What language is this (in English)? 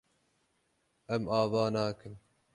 Kurdish